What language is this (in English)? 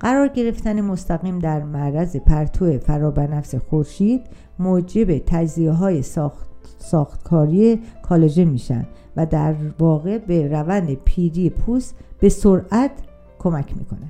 Persian